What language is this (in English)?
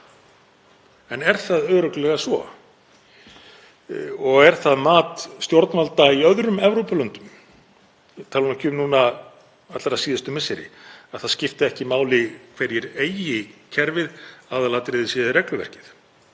Icelandic